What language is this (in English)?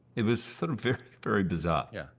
English